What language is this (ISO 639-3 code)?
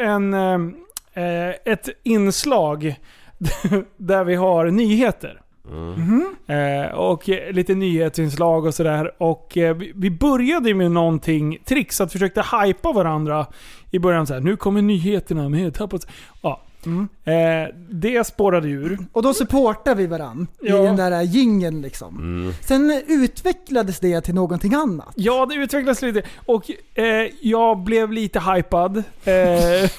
swe